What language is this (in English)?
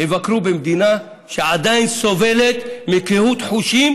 Hebrew